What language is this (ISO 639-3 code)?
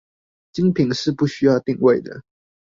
zho